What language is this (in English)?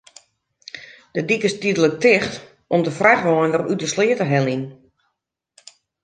Western Frisian